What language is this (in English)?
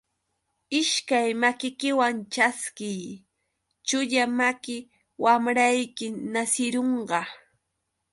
Yauyos Quechua